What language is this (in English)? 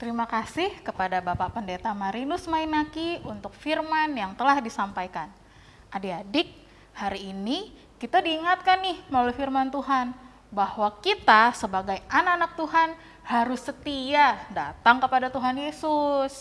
Indonesian